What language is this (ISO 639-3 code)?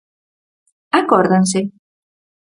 glg